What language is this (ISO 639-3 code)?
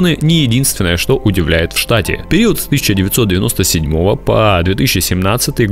rus